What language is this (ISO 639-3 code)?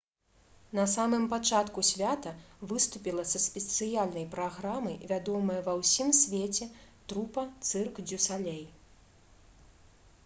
bel